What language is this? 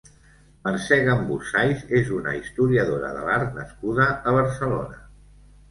Catalan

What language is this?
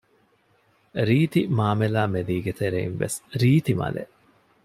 Divehi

